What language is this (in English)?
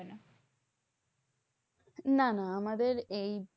Bangla